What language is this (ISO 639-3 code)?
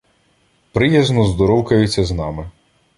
ukr